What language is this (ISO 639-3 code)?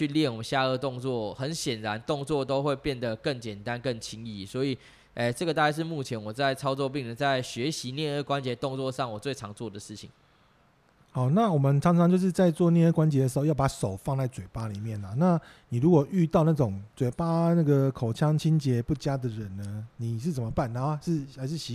zho